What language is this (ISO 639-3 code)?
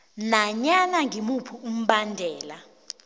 nbl